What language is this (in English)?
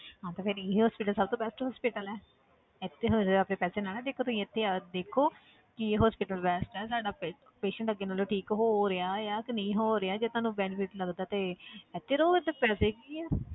Punjabi